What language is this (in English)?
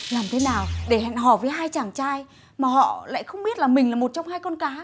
Vietnamese